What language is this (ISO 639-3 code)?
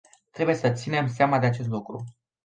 ron